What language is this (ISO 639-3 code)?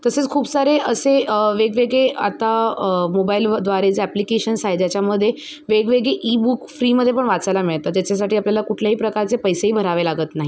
mar